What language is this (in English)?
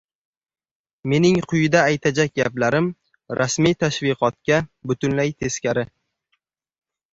Uzbek